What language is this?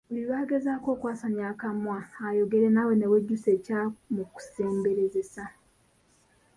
Ganda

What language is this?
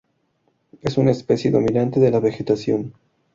Spanish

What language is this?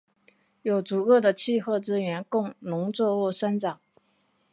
Chinese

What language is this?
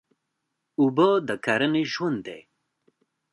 Pashto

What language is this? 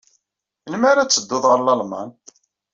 Kabyle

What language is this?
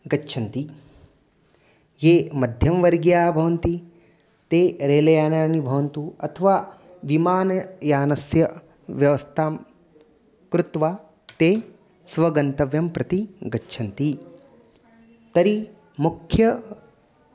Sanskrit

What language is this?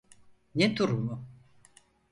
Turkish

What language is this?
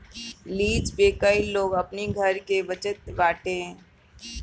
Bhojpuri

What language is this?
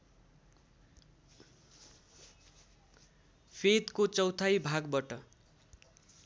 Nepali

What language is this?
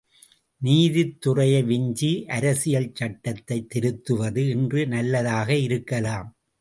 Tamil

